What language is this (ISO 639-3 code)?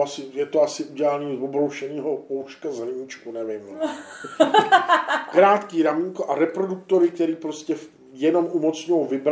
ces